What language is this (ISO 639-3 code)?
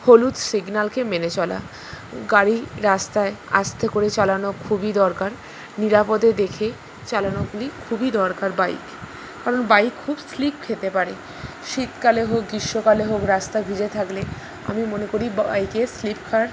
ben